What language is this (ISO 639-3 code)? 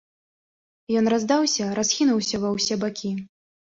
bel